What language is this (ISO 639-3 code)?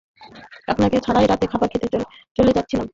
ben